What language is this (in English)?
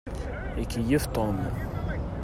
Kabyle